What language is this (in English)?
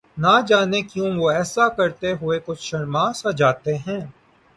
Urdu